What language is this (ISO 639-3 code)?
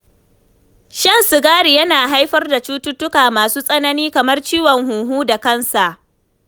hau